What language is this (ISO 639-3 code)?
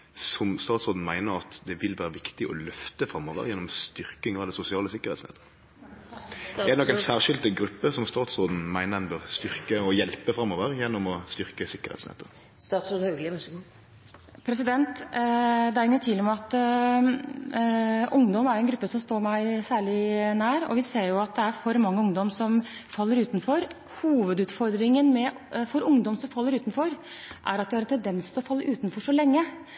nor